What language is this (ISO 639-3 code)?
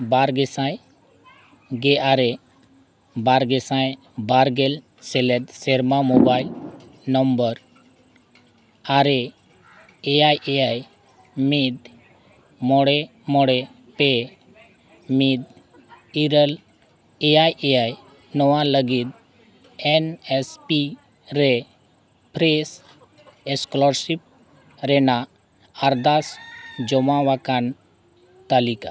sat